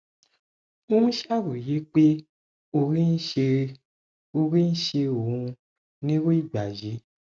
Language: Yoruba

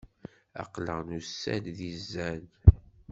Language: Kabyle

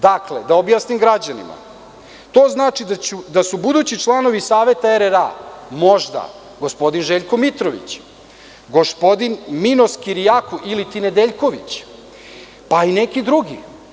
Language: Serbian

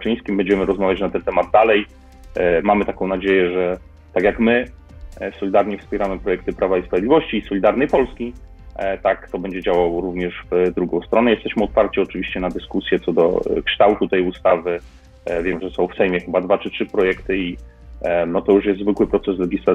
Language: Polish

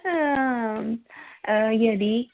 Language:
Sanskrit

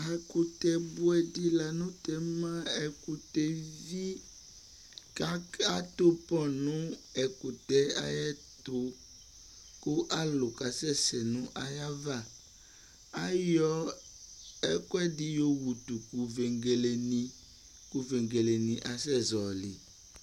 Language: Ikposo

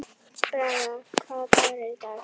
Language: Icelandic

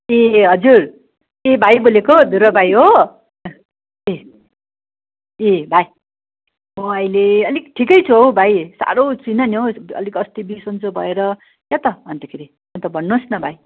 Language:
Nepali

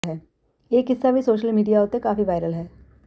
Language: Punjabi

